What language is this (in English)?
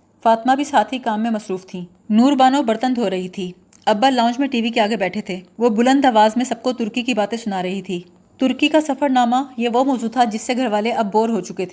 Urdu